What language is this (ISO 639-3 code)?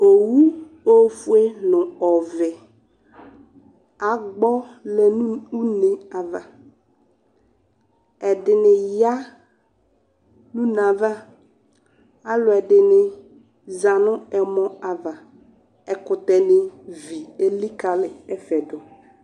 kpo